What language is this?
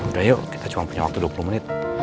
Indonesian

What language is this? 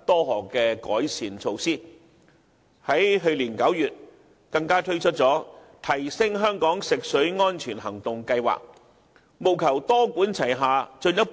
Cantonese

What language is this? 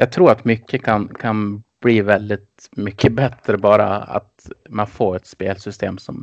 Swedish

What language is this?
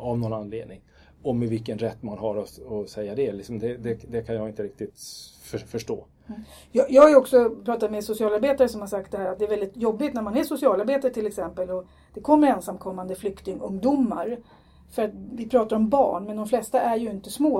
Swedish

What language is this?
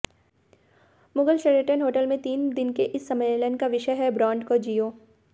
Hindi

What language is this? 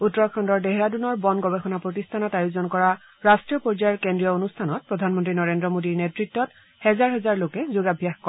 Assamese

